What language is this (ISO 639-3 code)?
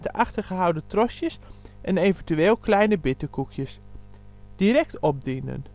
nld